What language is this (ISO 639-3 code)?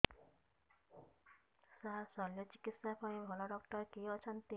ori